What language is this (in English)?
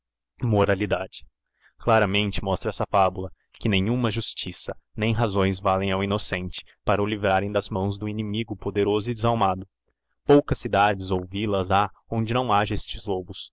Portuguese